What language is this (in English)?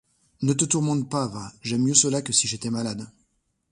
French